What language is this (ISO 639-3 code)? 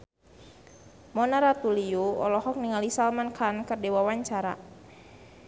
sun